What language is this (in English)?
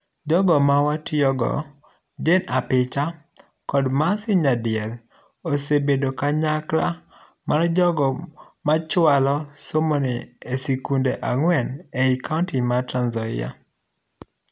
Luo (Kenya and Tanzania)